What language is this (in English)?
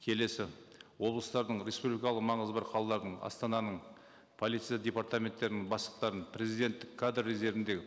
Kazakh